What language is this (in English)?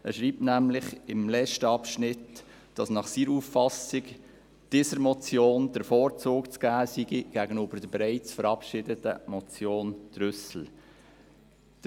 Swiss German